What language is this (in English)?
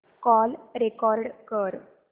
Marathi